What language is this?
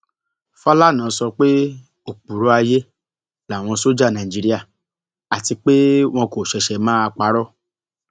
Yoruba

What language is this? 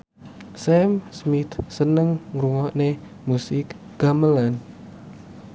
Javanese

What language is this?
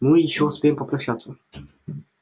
Russian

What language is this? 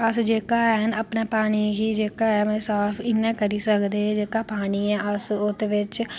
Dogri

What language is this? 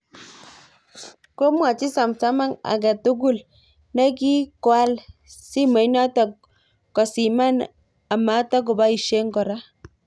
Kalenjin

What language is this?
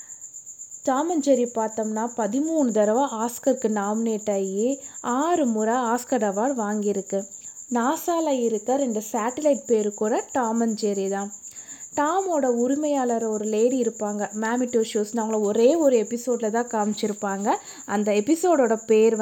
Tamil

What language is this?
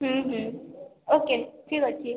Odia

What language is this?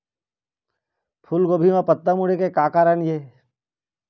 Chhattisgarhi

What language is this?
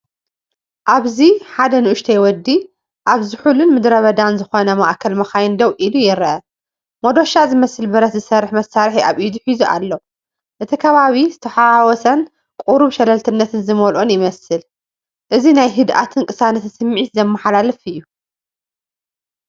Tigrinya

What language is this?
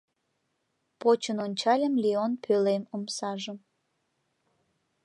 Mari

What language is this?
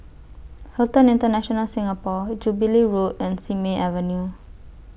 English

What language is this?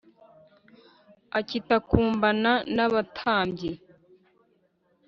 Kinyarwanda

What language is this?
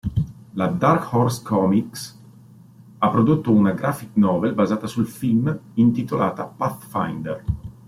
Italian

